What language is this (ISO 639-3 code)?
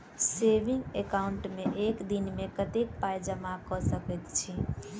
mai